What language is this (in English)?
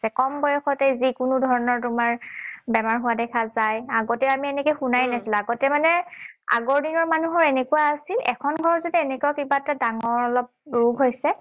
Assamese